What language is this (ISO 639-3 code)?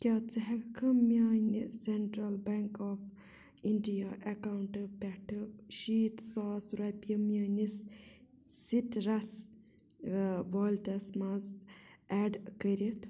kas